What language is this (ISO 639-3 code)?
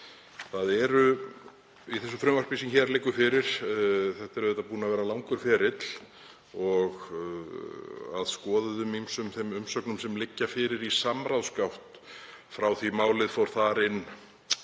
isl